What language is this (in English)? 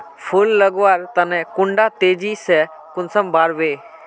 Magahi